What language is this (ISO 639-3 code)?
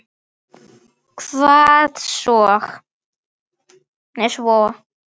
isl